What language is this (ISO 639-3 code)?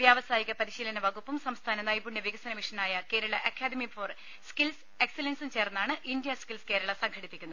mal